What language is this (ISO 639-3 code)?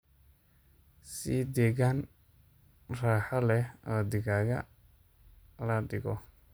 som